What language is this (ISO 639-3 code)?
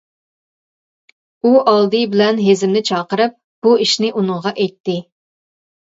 uig